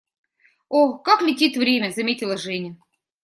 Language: Russian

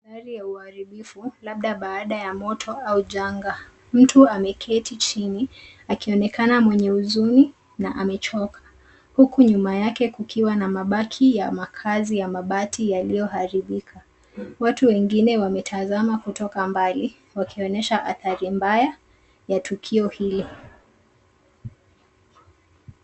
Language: Swahili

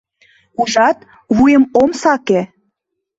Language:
Mari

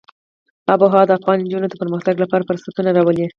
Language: Pashto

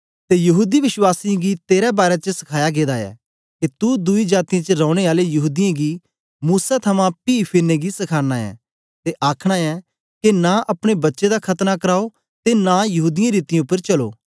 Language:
Dogri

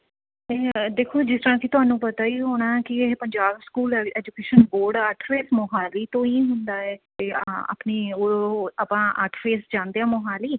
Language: Punjabi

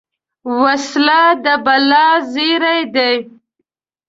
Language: Pashto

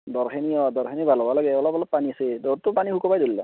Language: Assamese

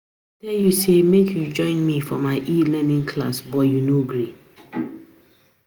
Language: Nigerian Pidgin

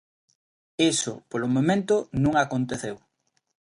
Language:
Galician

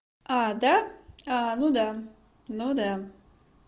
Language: Russian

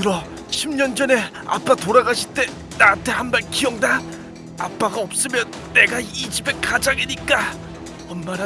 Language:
Korean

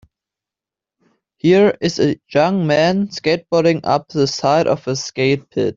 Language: English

